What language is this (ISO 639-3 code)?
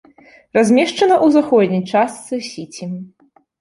bel